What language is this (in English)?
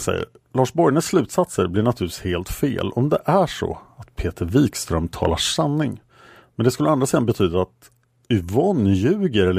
Swedish